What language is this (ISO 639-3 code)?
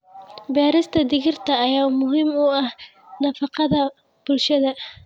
som